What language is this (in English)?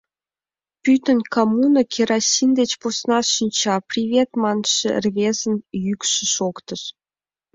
Mari